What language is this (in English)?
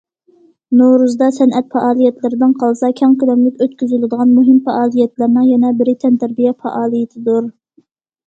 Uyghur